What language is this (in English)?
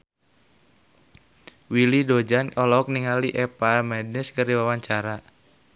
Sundanese